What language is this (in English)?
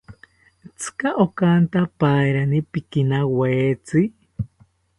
South Ucayali Ashéninka